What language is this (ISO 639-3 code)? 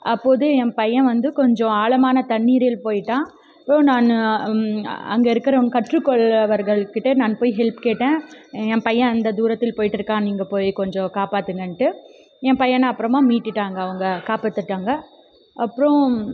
tam